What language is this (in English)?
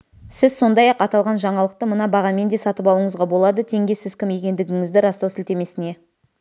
Kazakh